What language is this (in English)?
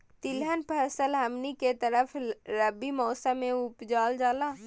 Magahi